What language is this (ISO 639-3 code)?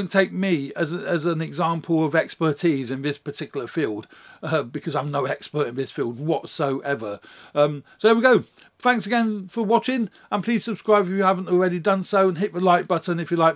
eng